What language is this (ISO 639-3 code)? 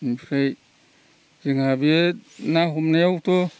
brx